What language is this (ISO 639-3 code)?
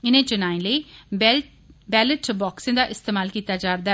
doi